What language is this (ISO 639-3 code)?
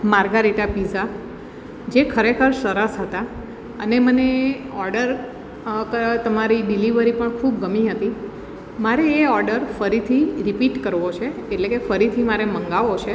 guj